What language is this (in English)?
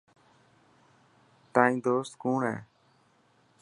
Dhatki